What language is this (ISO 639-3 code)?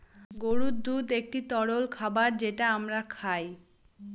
ben